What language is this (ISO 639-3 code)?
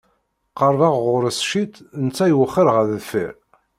kab